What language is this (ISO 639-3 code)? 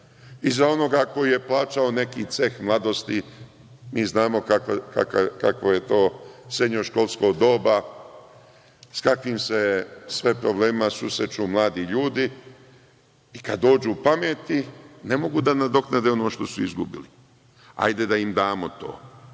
srp